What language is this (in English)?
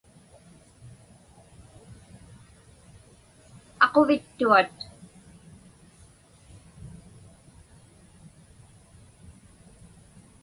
Inupiaq